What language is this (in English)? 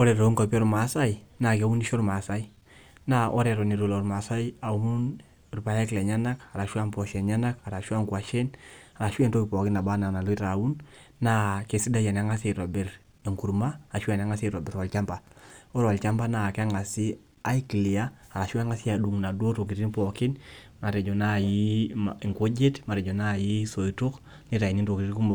Masai